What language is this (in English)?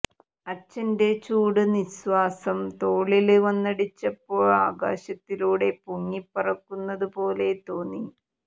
Malayalam